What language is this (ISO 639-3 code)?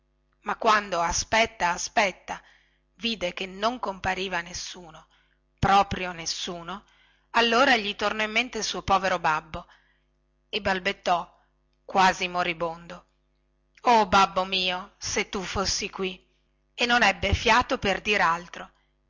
ita